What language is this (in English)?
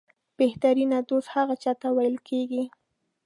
Pashto